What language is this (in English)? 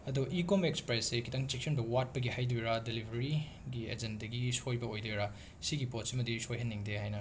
Manipuri